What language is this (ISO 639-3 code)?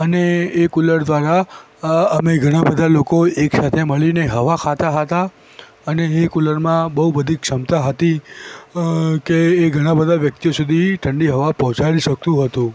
guj